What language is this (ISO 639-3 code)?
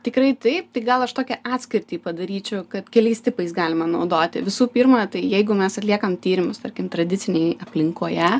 lit